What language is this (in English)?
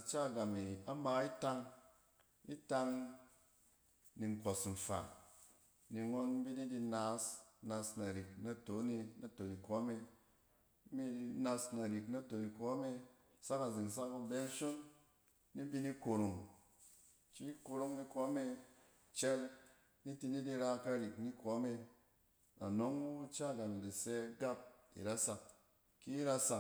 Cen